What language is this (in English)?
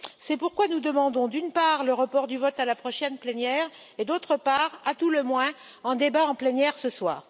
French